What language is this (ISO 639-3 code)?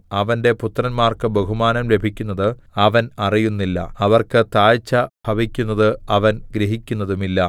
mal